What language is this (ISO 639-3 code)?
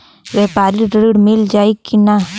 bho